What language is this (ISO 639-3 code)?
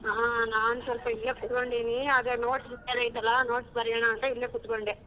kan